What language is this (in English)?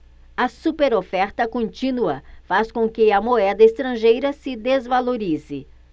Portuguese